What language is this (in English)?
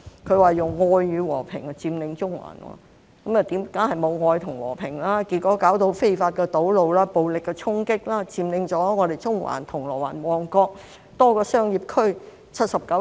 Cantonese